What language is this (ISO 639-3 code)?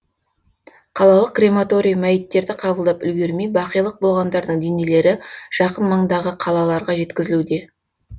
kaz